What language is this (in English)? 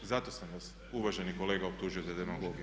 Croatian